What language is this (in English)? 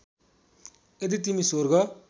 Nepali